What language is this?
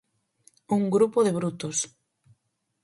Galician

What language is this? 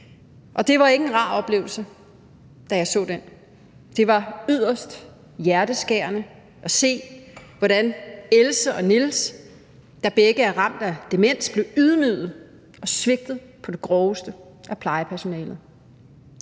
Danish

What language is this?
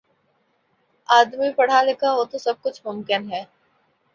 Urdu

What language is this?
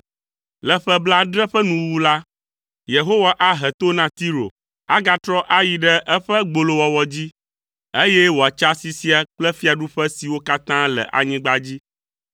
Ewe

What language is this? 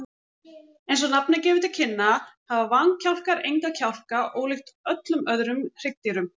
Icelandic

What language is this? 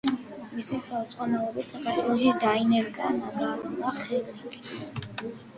Georgian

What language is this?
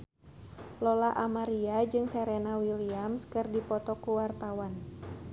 Sundanese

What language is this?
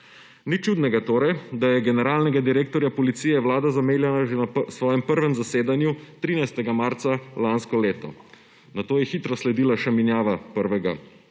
Slovenian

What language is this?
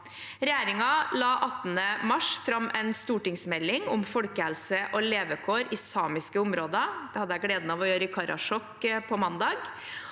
Norwegian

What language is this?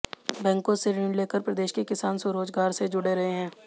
Hindi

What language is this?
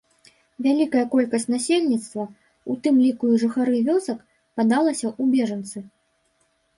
Belarusian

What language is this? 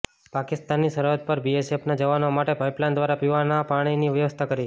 Gujarati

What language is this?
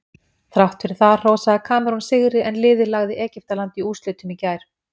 Icelandic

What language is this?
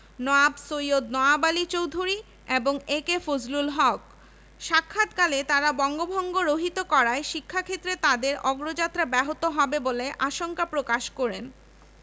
Bangla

